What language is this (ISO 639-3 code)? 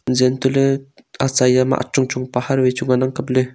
nnp